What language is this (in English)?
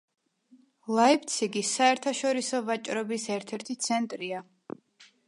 Georgian